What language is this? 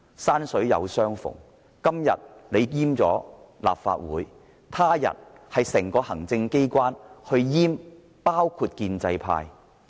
Cantonese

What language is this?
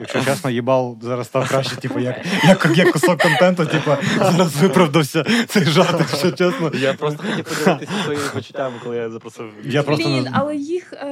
Ukrainian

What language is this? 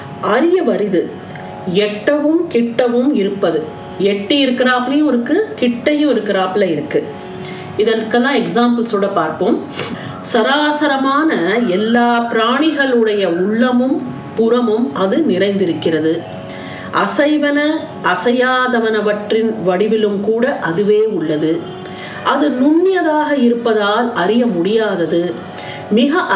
Tamil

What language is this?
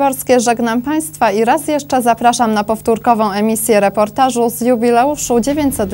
Polish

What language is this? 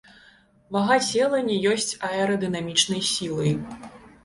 Belarusian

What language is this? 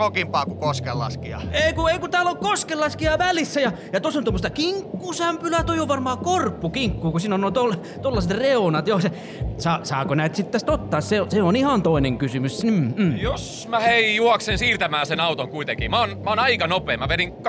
Finnish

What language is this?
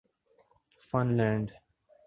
Urdu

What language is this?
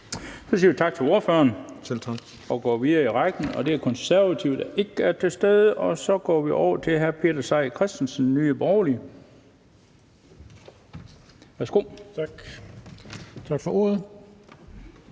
Danish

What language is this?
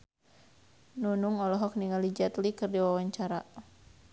Sundanese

